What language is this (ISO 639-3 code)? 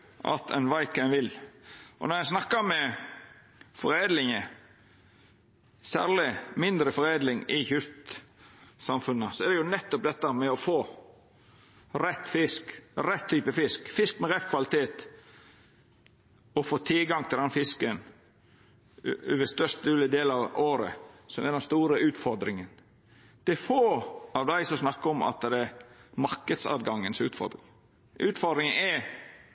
nno